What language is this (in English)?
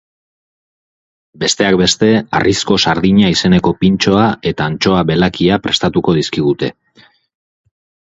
Basque